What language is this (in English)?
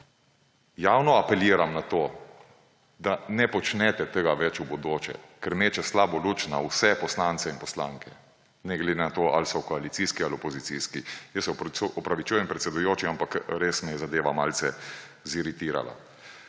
Slovenian